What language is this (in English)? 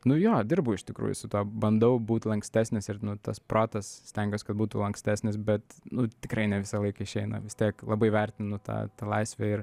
Lithuanian